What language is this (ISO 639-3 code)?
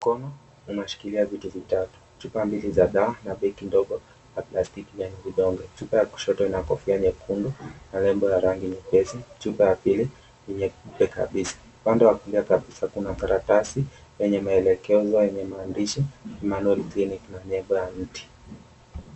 swa